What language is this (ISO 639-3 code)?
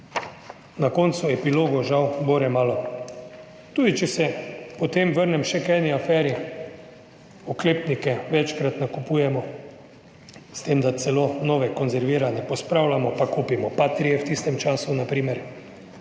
slv